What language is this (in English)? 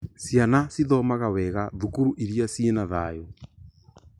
Kikuyu